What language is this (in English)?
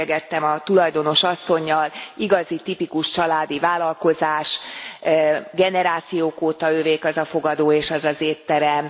Hungarian